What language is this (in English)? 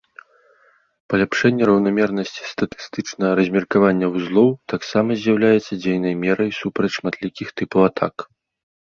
Belarusian